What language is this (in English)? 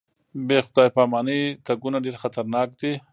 Pashto